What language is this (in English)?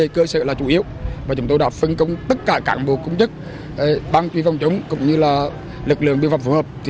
Vietnamese